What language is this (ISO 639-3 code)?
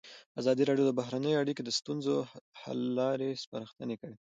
pus